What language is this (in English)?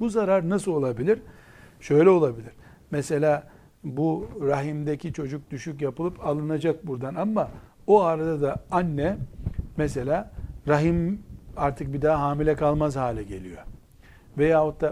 Turkish